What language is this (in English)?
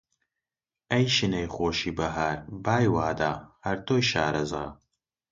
Central Kurdish